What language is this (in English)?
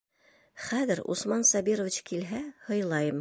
Bashkir